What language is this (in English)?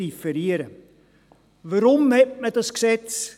Swiss German